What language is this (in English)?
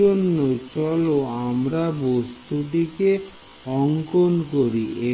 Bangla